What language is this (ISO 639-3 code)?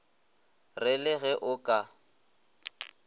nso